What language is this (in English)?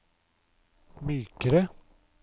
Norwegian